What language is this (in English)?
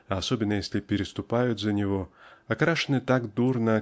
Russian